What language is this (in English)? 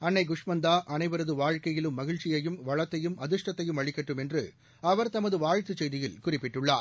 Tamil